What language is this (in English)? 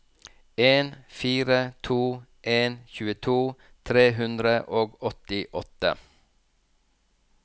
Norwegian